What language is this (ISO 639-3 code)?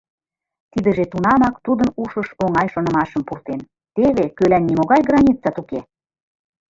chm